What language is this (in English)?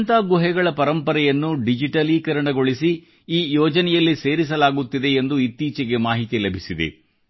Kannada